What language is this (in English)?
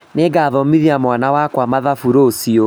Kikuyu